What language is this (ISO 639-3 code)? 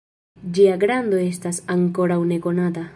epo